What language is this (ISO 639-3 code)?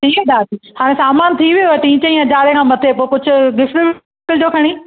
snd